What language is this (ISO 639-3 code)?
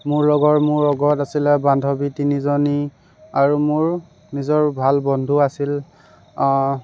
asm